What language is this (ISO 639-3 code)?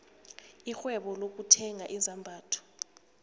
nbl